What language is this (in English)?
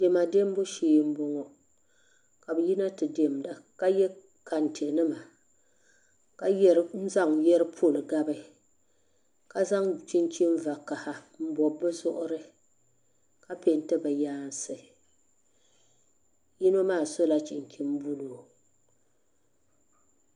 Dagbani